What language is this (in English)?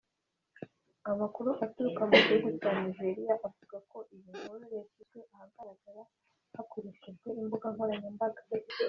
Kinyarwanda